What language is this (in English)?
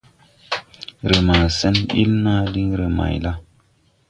Tupuri